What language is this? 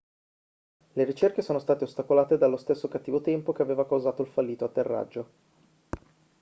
Italian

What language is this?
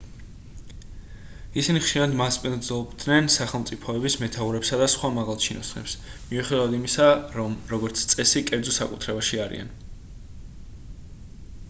Georgian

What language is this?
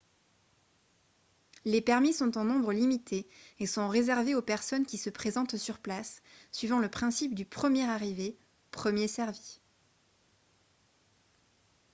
French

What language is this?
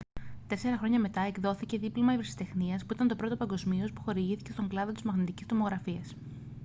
Greek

